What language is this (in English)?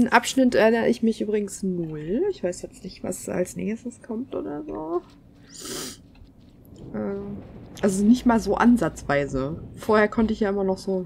German